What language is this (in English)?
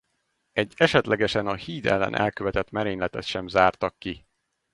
Hungarian